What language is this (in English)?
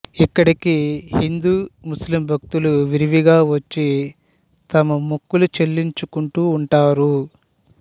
Telugu